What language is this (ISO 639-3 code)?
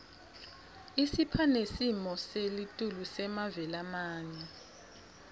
ssw